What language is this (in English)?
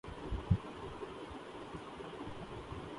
Urdu